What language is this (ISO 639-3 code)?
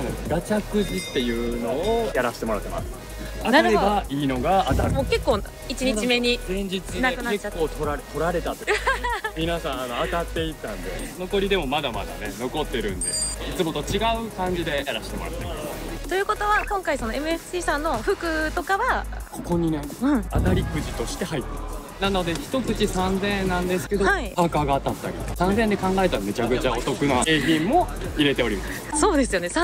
jpn